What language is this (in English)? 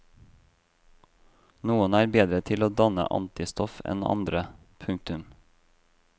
Norwegian